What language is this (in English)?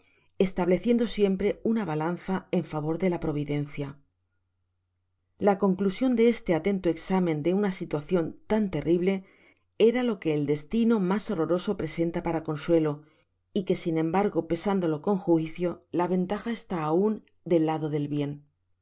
Spanish